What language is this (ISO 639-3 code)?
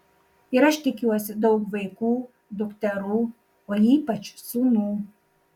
lit